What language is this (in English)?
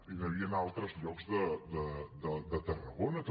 Catalan